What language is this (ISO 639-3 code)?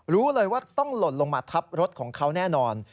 tha